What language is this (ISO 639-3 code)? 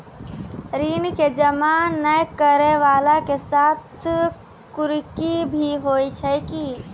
mai